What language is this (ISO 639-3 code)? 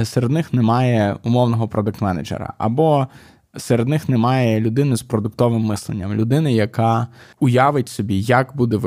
ukr